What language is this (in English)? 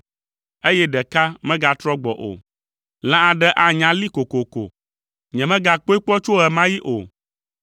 Ewe